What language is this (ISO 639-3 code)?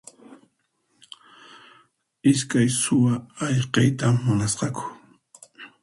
qxp